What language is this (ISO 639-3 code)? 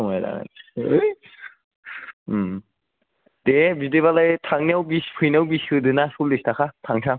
brx